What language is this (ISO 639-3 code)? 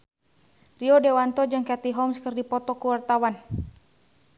sun